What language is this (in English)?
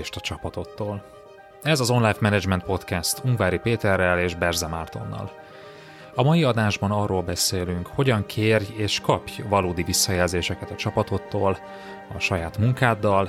Hungarian